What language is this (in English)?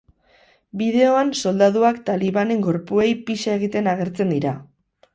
Basque